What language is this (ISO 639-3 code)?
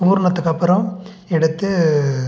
tam